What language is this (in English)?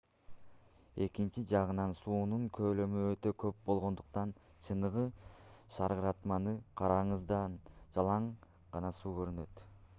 Kyrgyz